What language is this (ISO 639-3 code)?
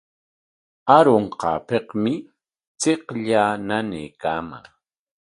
qwa